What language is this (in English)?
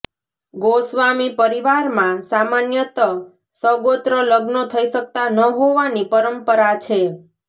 Gujarati